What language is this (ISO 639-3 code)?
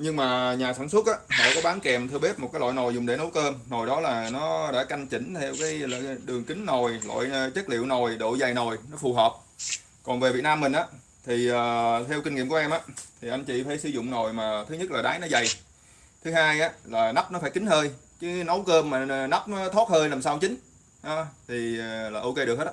vie